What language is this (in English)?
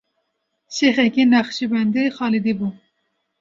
Kurdish